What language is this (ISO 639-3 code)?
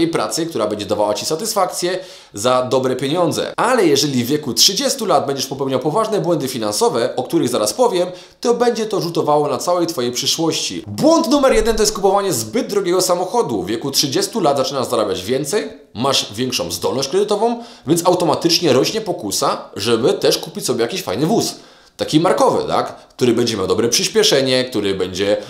pol